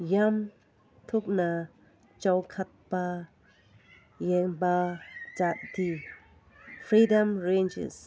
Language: Manipuri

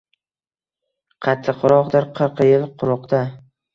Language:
Uzbek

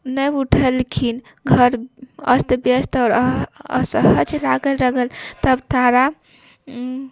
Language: Maithili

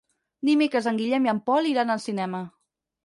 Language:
Catalan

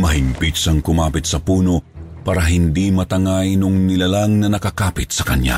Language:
Filipino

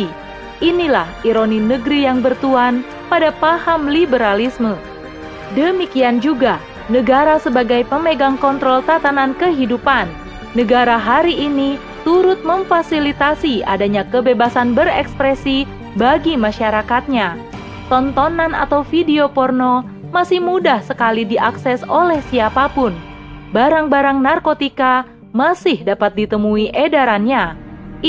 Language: Indonesian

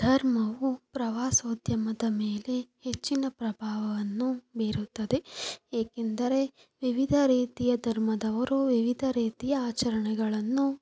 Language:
Kannada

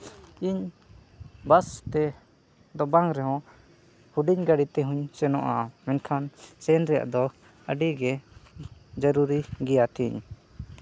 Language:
Santali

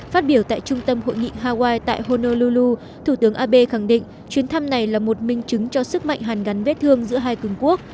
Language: Vietnamese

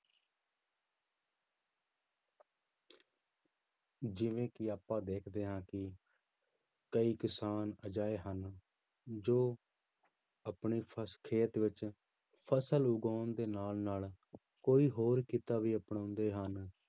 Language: Punjabi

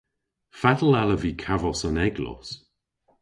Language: Cornish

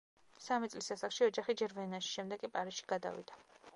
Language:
Georgian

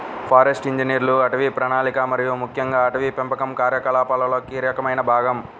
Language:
Telugu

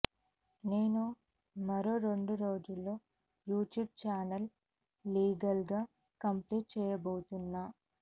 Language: Telugu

